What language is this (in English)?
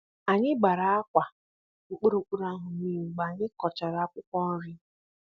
Igbo